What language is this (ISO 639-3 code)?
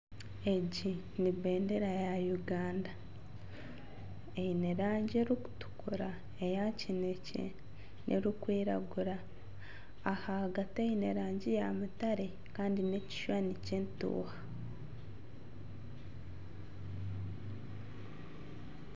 nyn